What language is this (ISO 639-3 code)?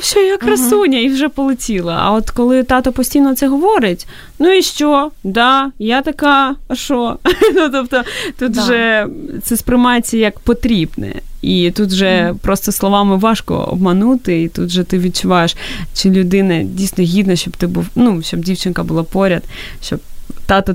ukr